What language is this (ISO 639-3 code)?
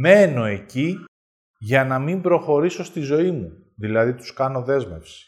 ell